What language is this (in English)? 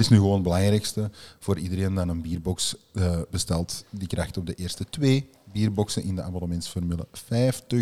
Dutch